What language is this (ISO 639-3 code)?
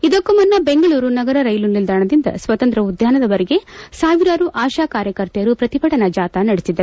kan